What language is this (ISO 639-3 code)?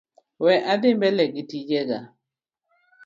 luo